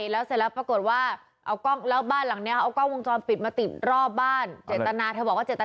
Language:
Thai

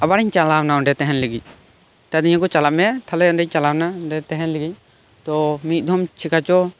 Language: Santali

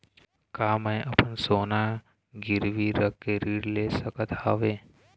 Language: Chhattisgarhi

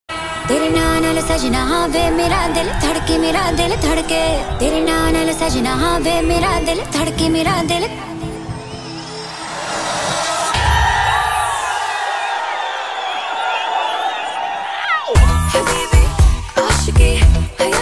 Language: Arabic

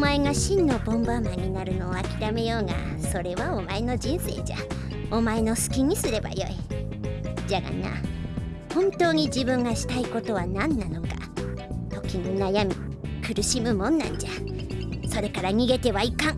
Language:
Japanese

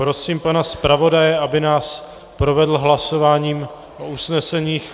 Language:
Czech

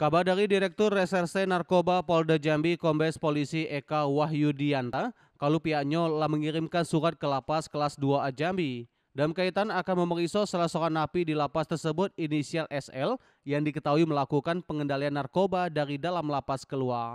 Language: Indonesian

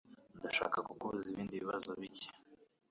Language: Kinyarwanda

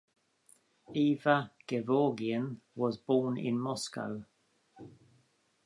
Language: English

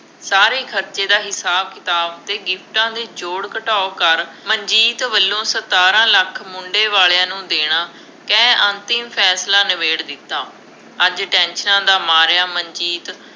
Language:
Punjabi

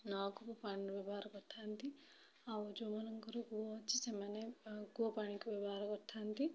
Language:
Odia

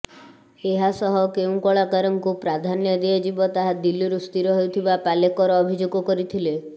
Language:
Odia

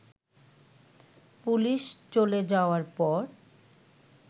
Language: Bangla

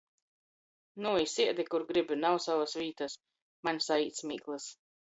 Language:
Latgalian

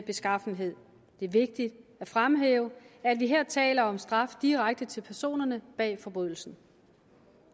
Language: Danish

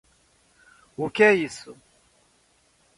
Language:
Portuguese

